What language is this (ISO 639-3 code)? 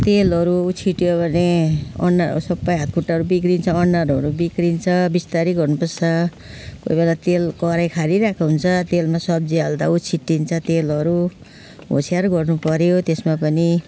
nep